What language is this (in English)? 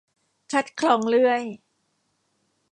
Thai